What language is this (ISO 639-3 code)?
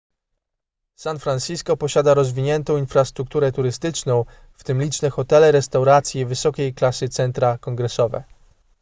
pol